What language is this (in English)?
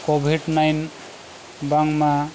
Santali